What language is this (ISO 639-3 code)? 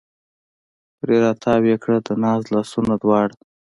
pus